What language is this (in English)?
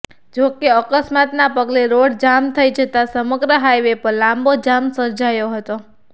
Gujarati